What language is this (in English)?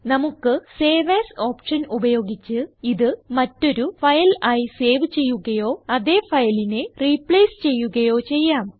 Malayalam